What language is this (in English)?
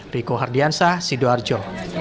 Indonesian